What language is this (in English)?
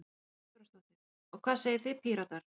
Icelandic